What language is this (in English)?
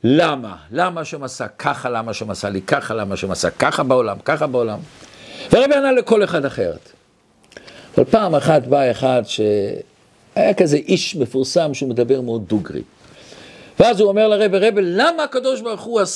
Hebrew